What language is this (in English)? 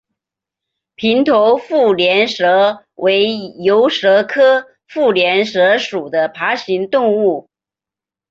Chinese